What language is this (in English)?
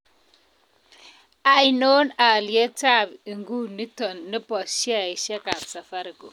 Kalenjin